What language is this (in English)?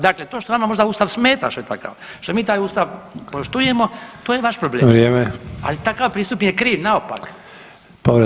Croatian